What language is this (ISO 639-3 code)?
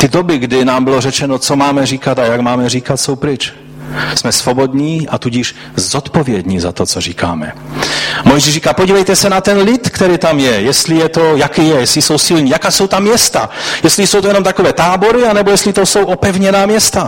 ces